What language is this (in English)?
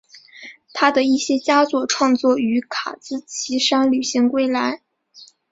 Chinese